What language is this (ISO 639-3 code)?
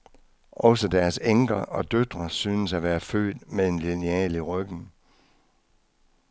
dan